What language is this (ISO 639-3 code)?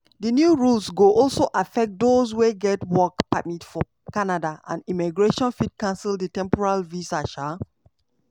pcm